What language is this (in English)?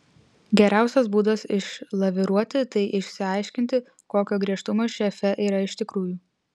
Lithuanian